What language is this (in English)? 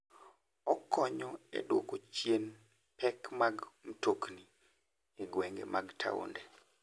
Luo (Kenya and Tanzania)